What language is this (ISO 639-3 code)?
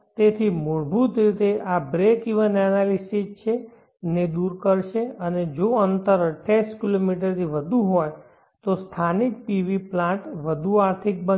guj